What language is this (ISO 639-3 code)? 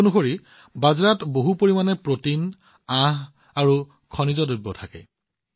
asm